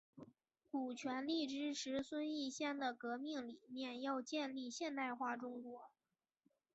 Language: Chinese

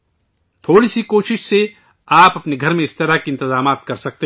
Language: Urdu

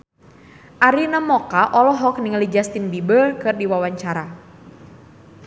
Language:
Sundanese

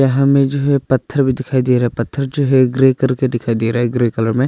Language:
Hindi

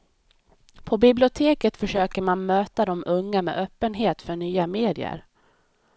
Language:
Swedish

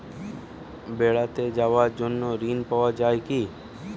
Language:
Bangla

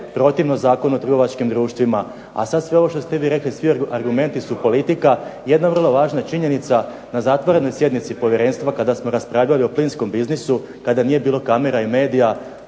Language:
Croatian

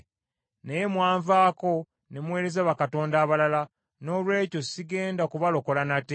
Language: Ganda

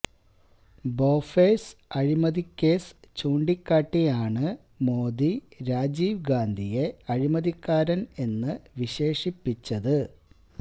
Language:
Malayalam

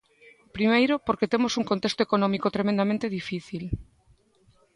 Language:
Galician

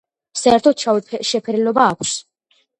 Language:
Georgian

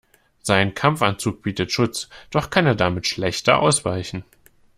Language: German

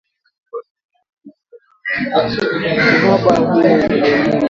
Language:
Swahili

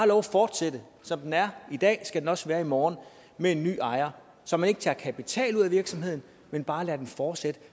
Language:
Danish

